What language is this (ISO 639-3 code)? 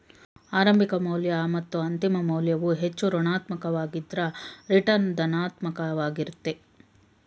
kan